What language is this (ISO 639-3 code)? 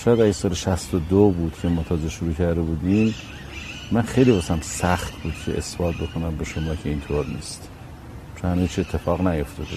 fas